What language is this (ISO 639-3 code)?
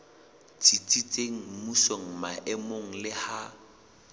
sot